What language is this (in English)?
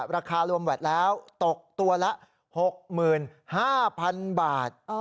Thai